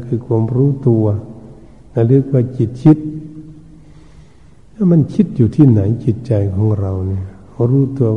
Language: Thai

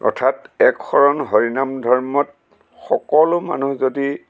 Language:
Assamese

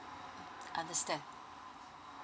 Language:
English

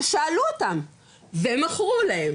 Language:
Hebrew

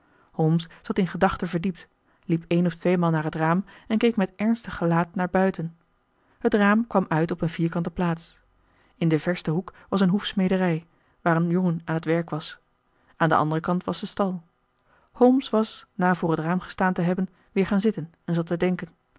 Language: Dutch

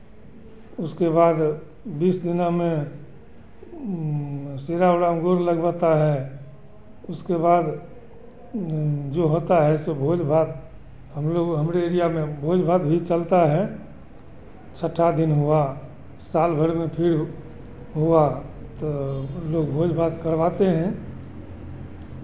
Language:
Hindi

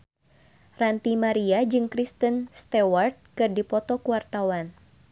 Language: Sundanese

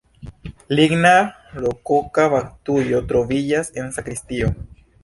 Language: Esperanto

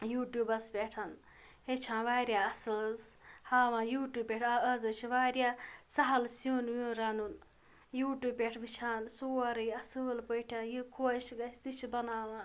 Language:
Kashmiri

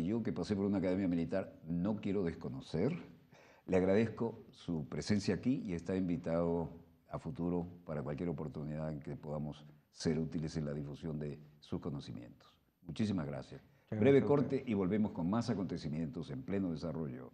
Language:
Spanish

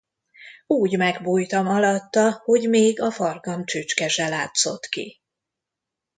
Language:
Hungarian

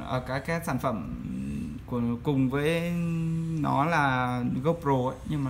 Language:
Vietnamese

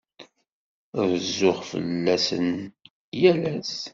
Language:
Kabyle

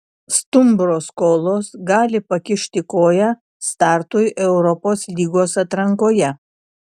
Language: Lithuanian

